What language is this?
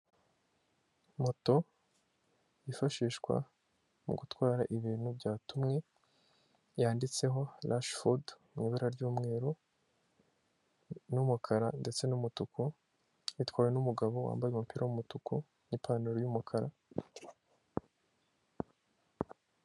Kinyarwanda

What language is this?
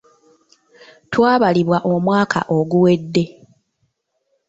Ganda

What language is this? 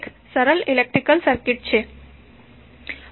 Gujarati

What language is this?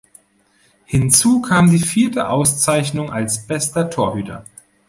German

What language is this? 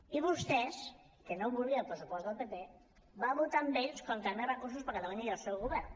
Catalan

